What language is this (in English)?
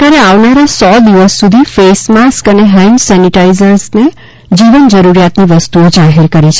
Gujarati